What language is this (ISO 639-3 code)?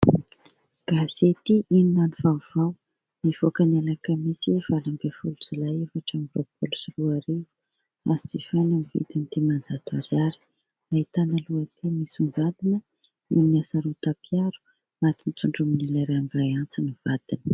mlg